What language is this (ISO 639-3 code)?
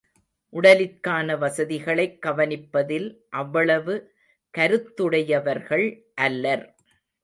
tam